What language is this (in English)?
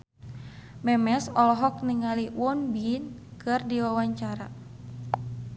Sundanese